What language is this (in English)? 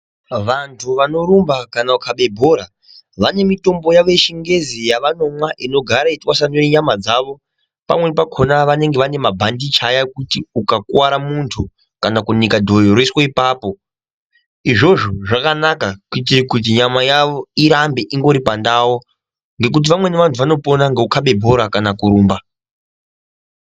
Ndau